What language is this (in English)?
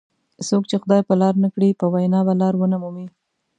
Pashto